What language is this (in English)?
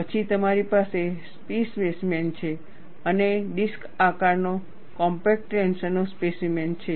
Gujarati